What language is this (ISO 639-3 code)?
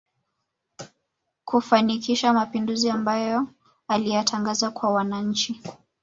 swa